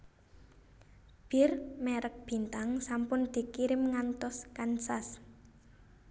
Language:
Javanese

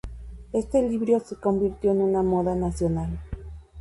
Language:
Spanish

